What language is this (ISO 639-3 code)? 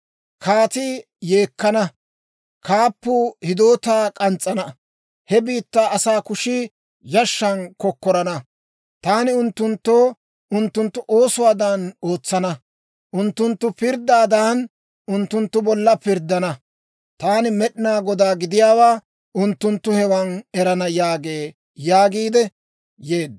dwr